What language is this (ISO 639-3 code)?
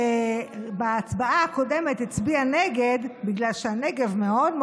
heb